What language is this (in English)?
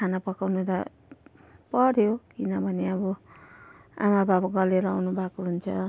Nepali